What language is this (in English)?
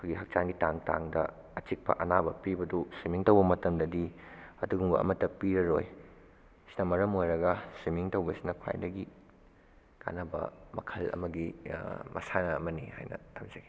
Manipuri